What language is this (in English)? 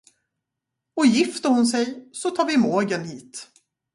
Swedish